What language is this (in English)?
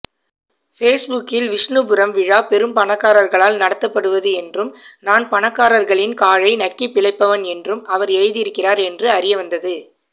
Tamil